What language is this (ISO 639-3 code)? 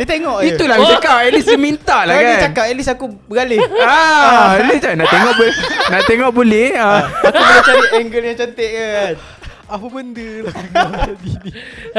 msa